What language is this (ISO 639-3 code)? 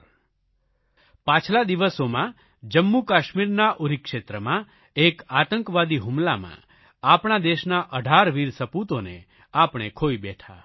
guj